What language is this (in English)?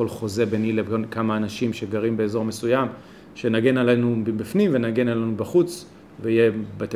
Hebrew